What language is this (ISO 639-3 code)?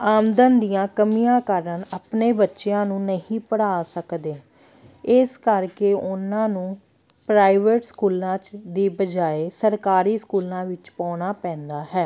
pan